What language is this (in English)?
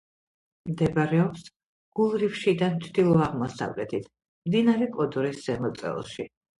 Georgian